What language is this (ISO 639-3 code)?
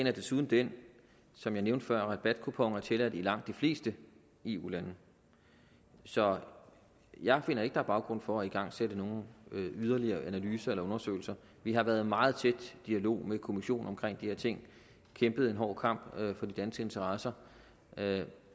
dan